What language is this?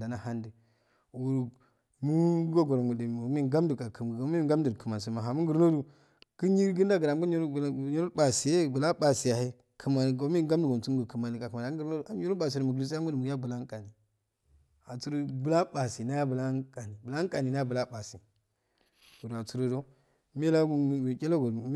Afade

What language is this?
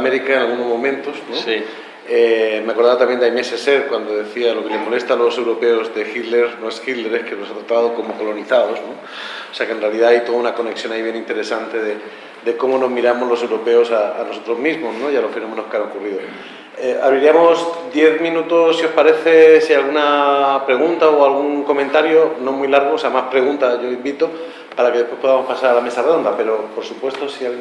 Spanish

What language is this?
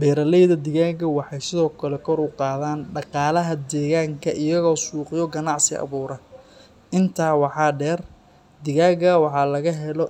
Somali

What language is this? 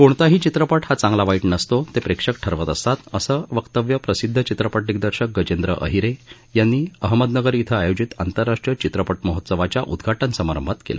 Marathi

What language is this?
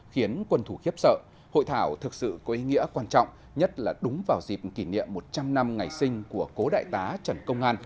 Vietnamese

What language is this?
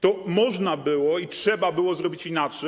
Polish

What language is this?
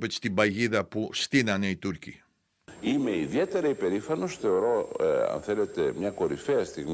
Greek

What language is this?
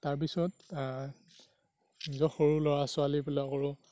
Assamese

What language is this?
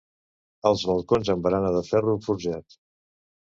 Catalan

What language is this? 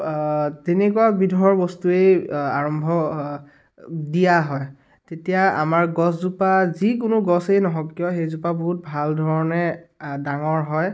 Assamese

